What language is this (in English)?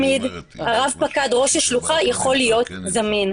Hebrew